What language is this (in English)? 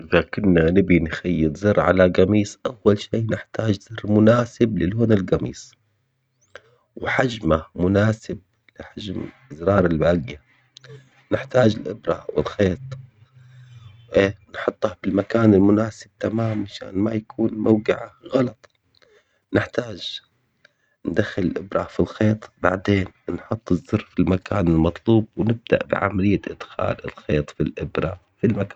Omani Arabic